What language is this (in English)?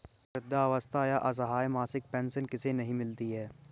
Hindi